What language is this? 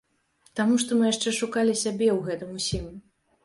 Belarusian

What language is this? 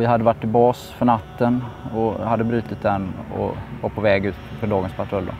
Swedish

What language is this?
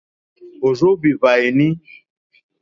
Mokpwe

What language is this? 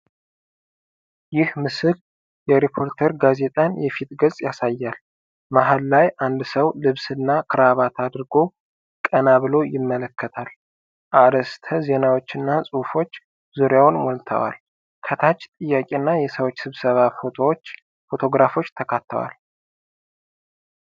Amharic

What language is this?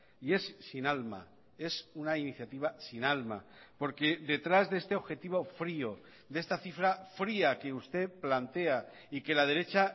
Spanish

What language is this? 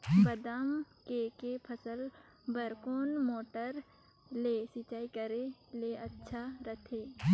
Chhattisgarhi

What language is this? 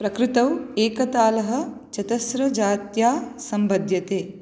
Sanskrit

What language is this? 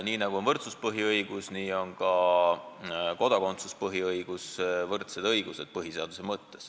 Estonian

